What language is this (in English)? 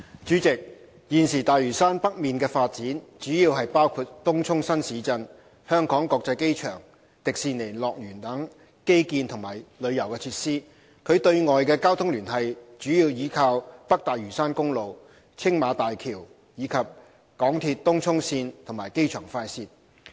Cantonese